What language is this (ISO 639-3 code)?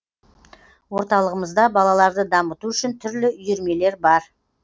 kaz